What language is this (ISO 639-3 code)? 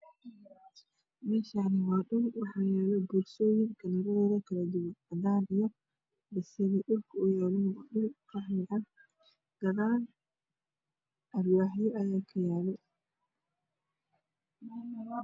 som